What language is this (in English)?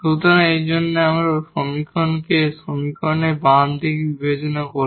Bangla